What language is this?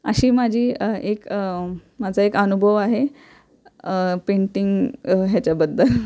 Marathi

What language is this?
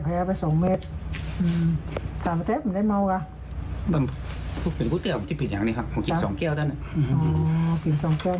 Thai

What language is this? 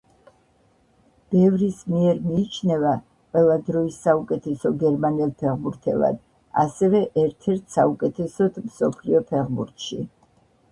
Georgian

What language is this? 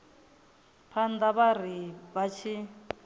Venda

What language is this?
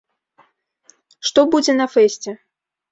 Belarusian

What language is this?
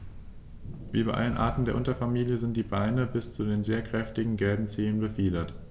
German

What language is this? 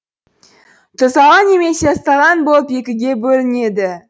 Kazakh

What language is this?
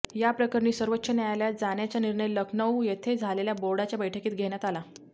Marathi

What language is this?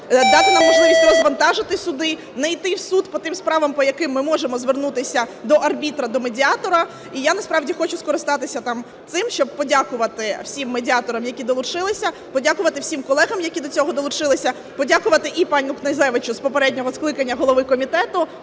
Ukrainian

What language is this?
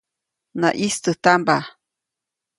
Copainalá Zoque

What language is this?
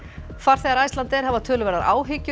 Icelandic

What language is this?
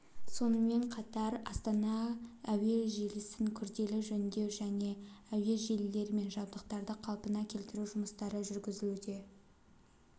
Kazakh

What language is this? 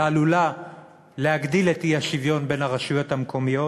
Hebrew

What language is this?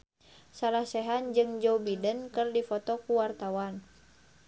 Sundanese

